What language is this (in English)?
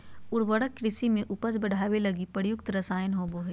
Magahi